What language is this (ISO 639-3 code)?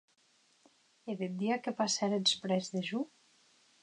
oci